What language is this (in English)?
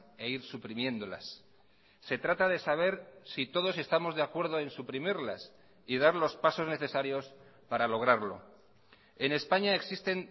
Spanish